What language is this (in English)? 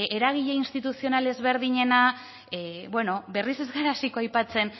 Basque